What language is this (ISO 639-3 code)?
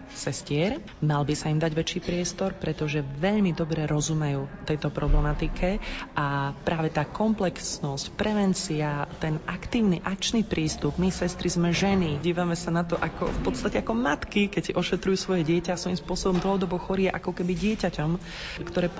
slk